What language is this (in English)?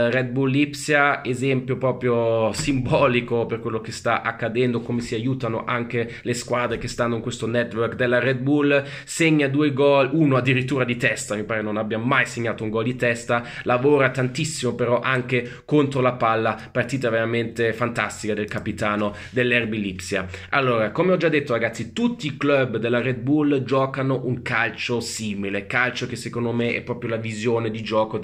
Italian